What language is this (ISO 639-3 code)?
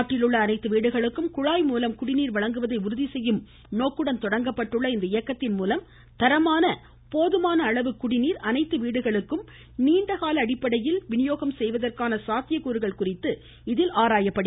tam